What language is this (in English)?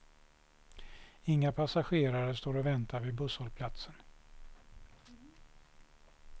Swedish